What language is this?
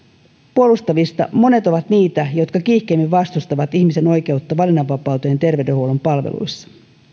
Finnish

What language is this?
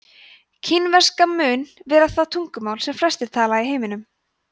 Icelandic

